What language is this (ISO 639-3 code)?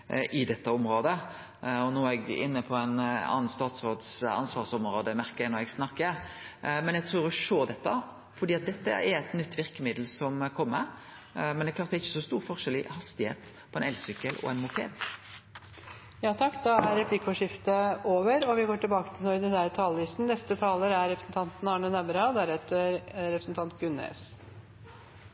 nor